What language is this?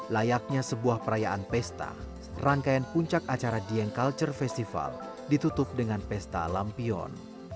Indonesian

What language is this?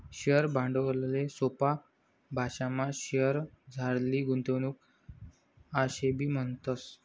Marathi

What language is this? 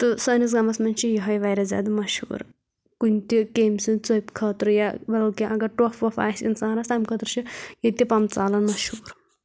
Kashmiri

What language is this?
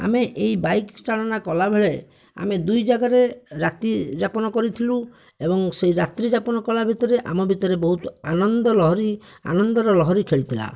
Odia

